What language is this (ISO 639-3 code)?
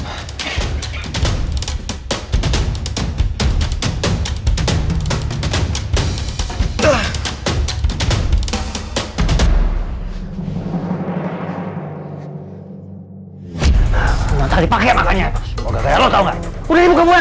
ind